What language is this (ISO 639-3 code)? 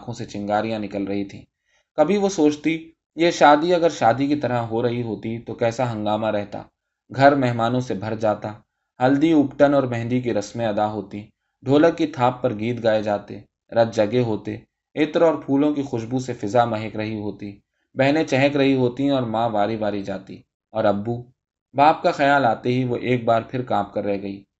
urd